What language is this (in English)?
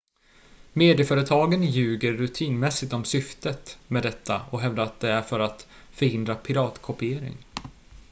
Swedish